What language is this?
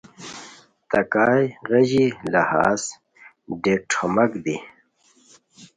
Khowar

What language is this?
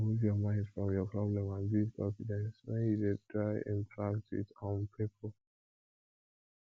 Nigerian Pidgin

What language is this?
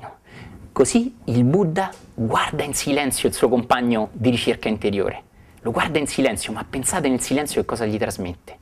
Italian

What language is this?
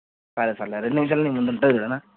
Telugu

